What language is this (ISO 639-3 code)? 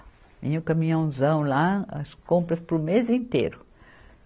por